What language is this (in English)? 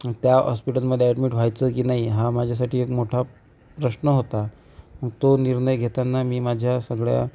Marathi